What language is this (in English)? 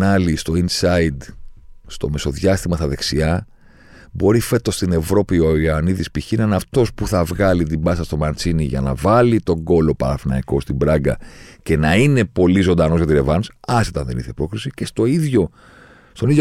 Greek